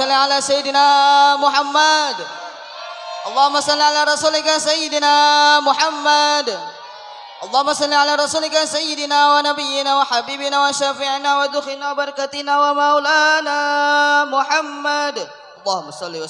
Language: Indonesian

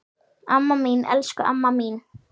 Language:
Icelandic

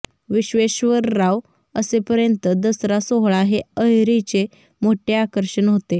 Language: Marathi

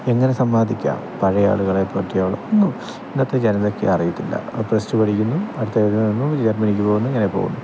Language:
Malayalam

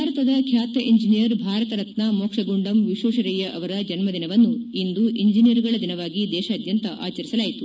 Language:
Kannada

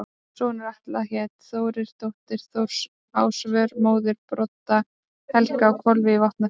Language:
Icelandic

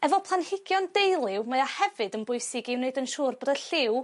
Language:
Welsh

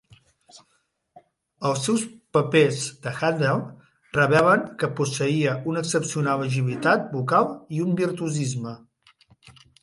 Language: Catalan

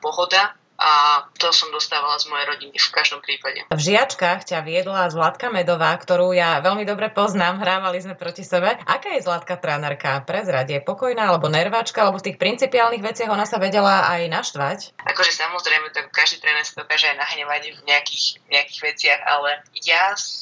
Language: Slovak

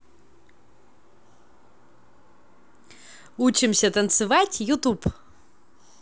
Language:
Russian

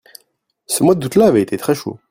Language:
French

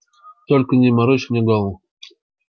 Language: Russian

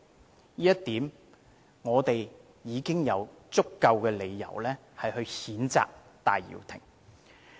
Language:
Cantonese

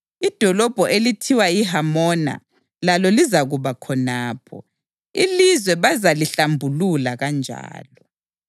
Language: North Ndebele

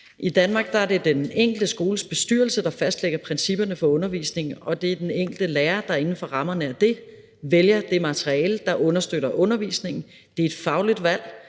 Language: Danish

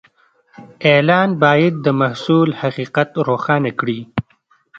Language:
Pashto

